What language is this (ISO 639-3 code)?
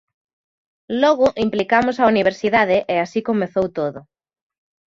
glg